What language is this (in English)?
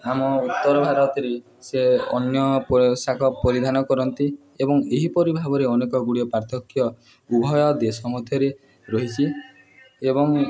Odia